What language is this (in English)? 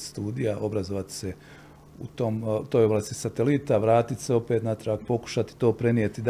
Croatian